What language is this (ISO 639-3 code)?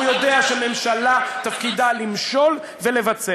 heb